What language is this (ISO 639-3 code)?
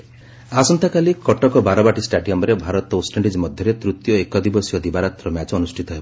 ori